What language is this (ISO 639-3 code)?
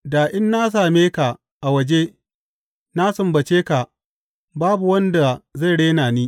hau